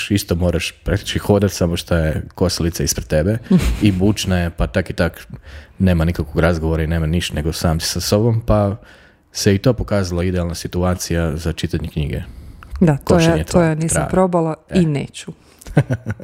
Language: Croatian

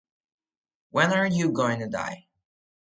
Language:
English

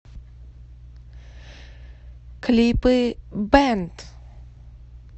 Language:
Russian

